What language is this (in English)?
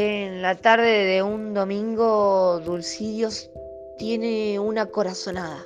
Spanish